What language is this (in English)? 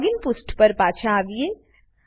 Gujarati